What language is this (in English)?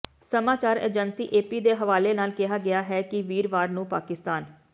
Punjabi